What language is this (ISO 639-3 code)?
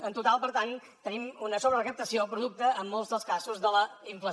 cat